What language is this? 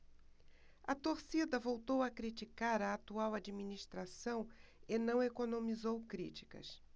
Portuguese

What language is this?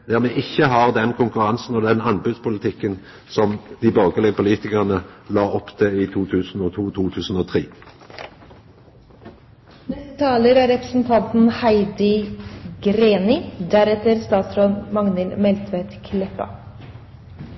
Norwegian Nynorsk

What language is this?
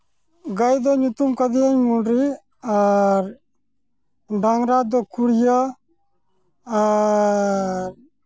Santali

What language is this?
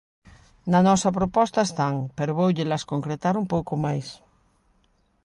Galician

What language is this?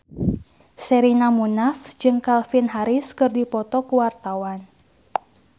Sundanese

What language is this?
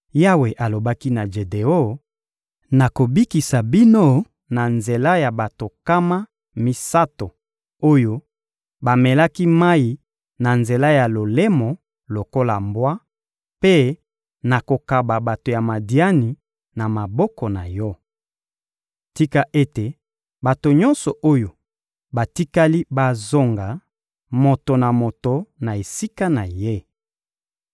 Lingala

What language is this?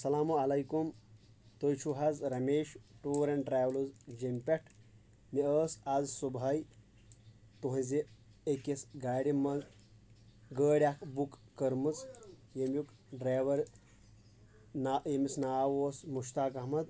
Kashmiri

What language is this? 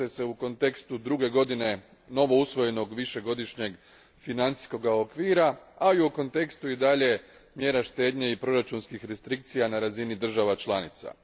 Croatian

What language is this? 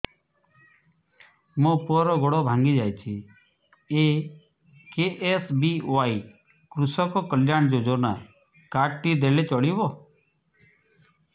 Odia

